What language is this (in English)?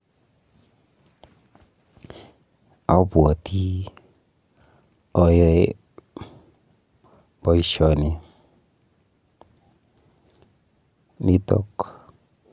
Kalenjin